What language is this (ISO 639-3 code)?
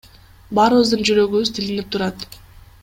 kir